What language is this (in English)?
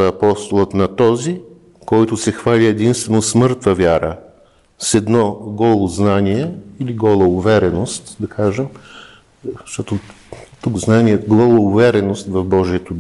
Bulgarian